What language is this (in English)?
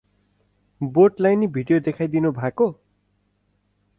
Nepali